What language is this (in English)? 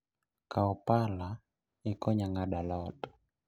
Luo (Kenya and Tanzania)